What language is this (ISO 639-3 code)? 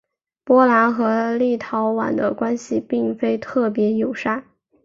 zho